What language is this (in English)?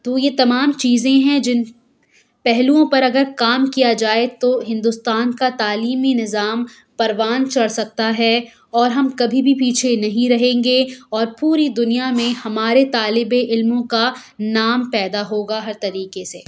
Urdu